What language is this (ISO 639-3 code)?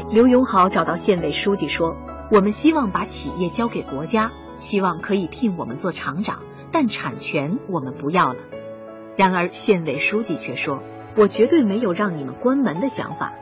zho